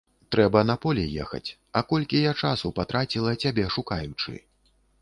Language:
Belarusian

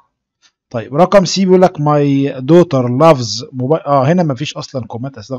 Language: Arabic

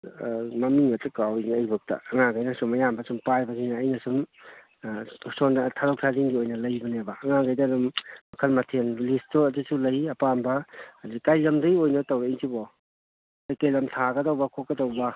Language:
Manipuri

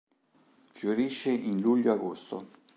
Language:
Italian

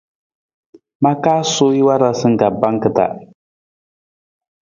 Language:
Nawdm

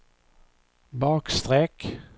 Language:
Swedish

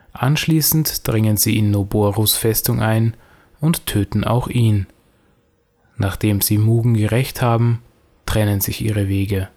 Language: German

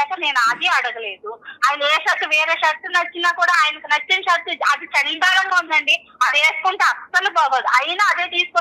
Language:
Telugu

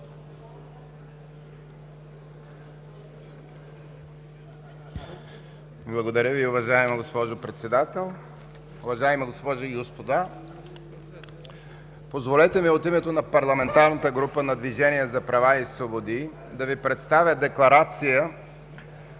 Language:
Bulgarian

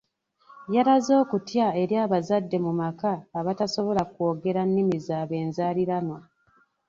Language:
Ganda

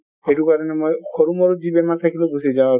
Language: Assamese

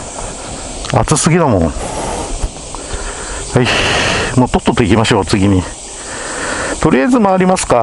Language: Japanese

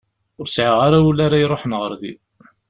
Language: Kabyle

